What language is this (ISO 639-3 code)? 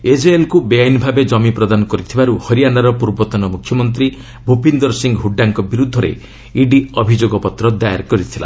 ori